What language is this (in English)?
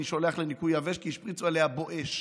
Hebrew